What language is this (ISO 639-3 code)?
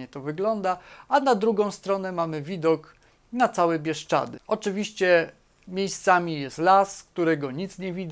pol